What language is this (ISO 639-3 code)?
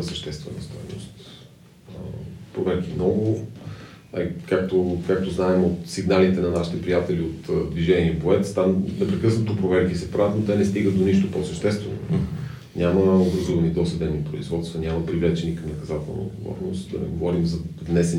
bul